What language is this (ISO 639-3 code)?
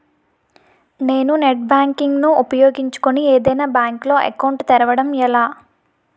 tel